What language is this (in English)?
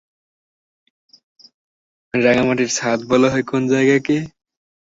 Bangla